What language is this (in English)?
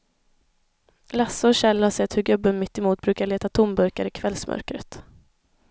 Swedish